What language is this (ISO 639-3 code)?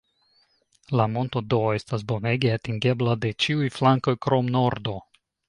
epo